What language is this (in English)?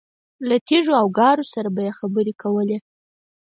Pashto